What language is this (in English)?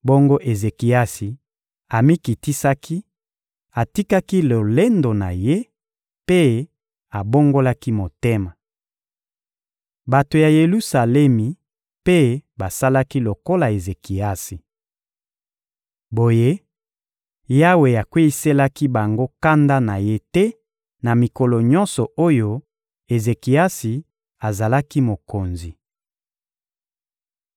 Lingala